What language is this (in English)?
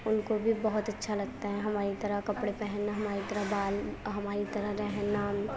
Urdu